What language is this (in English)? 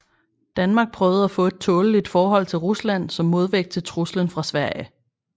Danish